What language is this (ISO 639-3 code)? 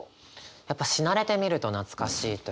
jpn